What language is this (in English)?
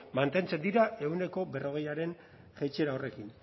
Basque